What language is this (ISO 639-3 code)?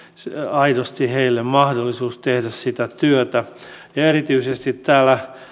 fin